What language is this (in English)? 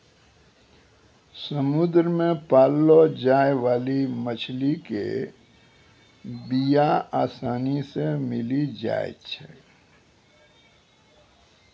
Maithili